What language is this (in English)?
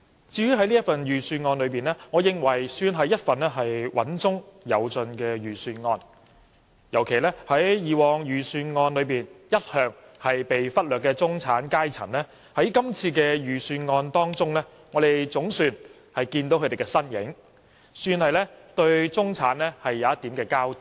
Cantonese